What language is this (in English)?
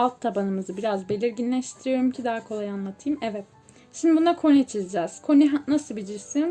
Turkish